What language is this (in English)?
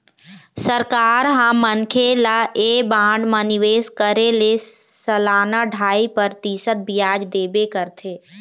Chhattisgarhi